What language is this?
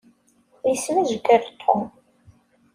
Kabyle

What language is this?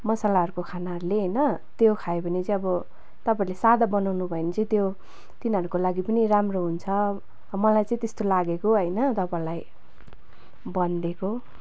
Nepali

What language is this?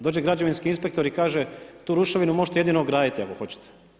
Croatian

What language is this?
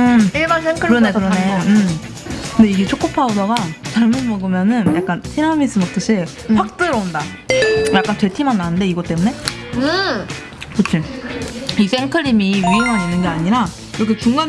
Korean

